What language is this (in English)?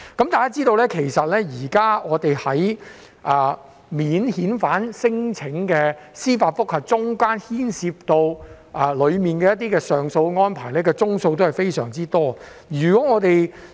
Cantonese